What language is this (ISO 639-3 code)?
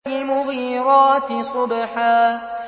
ara